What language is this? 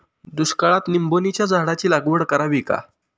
Marathi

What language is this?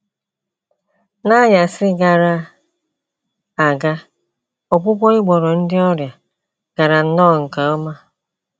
Igbo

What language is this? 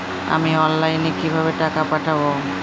Bangla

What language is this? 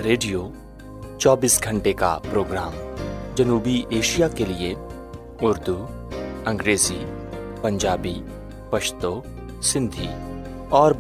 Urdu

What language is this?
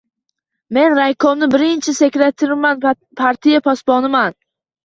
Uzbek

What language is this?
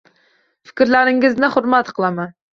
Uzbek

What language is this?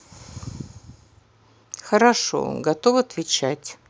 Russian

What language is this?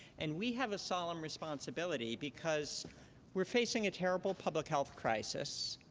English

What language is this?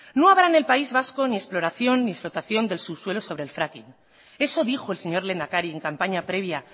Spanish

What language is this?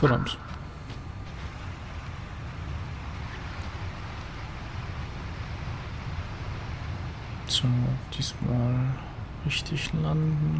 German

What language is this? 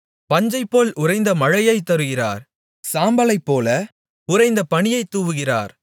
Tamil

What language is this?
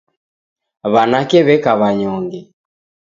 Taita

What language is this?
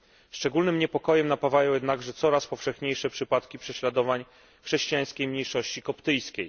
Polish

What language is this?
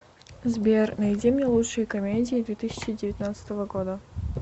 Russian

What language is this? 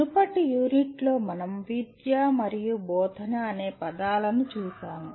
Telugu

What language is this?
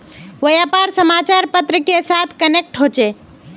Magahi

